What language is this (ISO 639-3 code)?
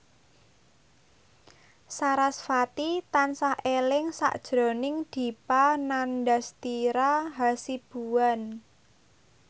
jav